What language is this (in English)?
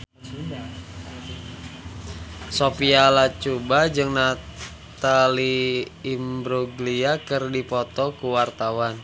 Sundanese